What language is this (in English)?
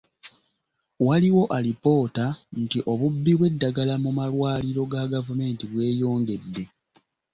Ganda